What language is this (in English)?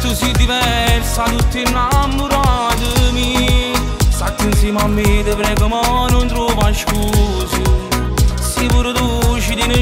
Romanian